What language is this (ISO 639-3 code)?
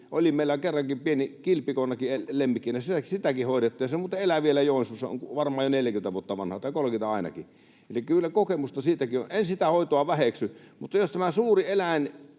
fin